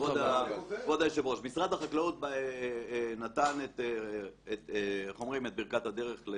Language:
Hebrew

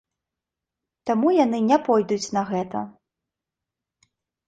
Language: Belarusian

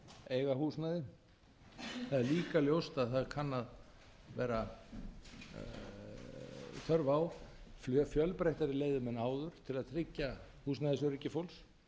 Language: Icelandic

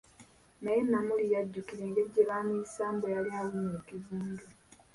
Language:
Ganda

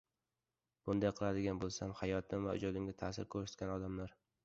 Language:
Uzbek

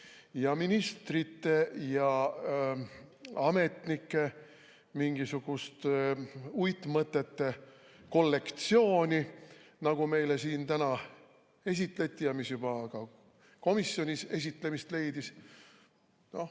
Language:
Estonian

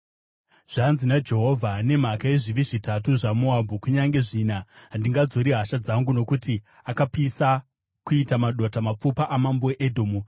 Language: Shona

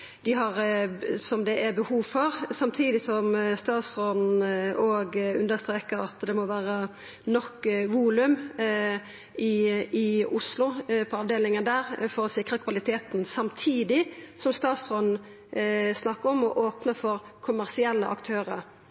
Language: Norwegian Nynorsk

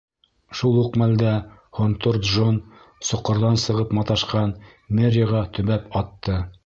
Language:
Bashkir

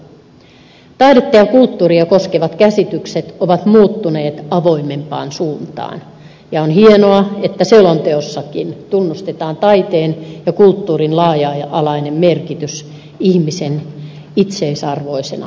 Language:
Finnish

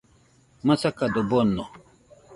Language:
Nüpode Huitoto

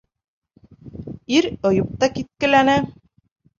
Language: Bashkir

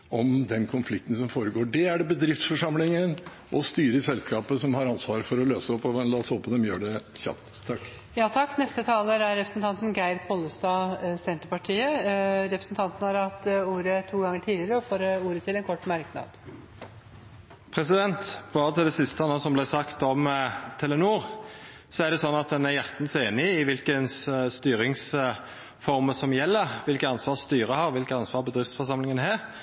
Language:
Norwegian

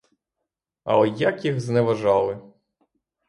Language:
Ukrainian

